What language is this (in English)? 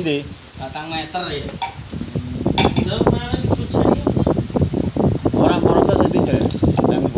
Indonesian